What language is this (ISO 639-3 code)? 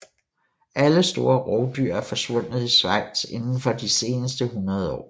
dan